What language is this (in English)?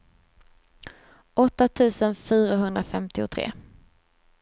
Swedish